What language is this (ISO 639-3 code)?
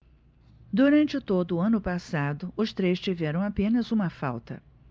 por